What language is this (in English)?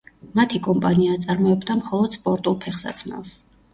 Georgian